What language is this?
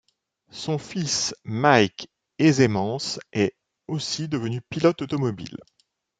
French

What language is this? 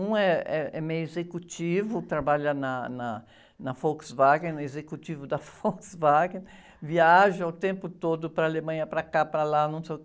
Portuguese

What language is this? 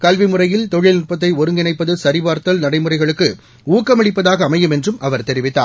Tamil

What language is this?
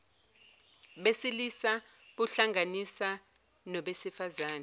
Zulu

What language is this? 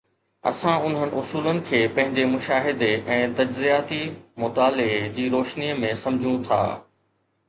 Sindhi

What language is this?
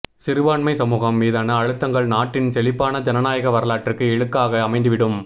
Tamil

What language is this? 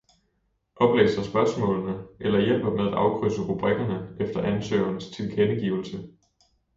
Danish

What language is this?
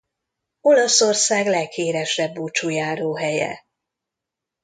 Hungarian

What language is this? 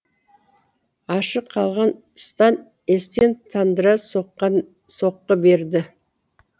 Kazakh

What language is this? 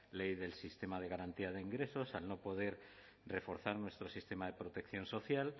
Spanish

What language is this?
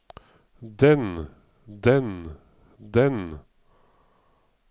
Norwegian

